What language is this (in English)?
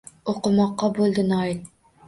Uzbek